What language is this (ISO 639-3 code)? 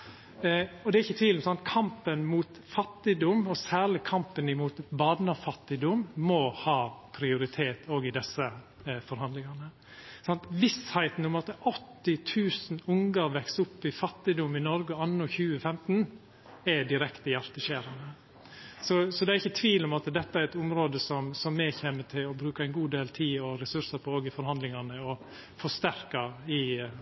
nno